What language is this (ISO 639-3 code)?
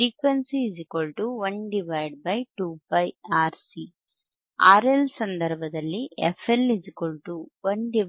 kan